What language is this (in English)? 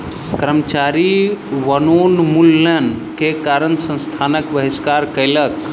Maithili